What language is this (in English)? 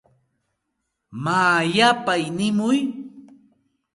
Santa Ana de Tusi Pasco Quechua